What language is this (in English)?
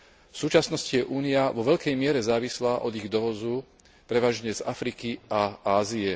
Slovak